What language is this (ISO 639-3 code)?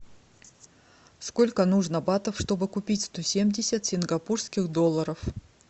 rus